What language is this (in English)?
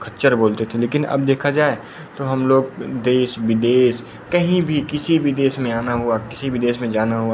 Hindi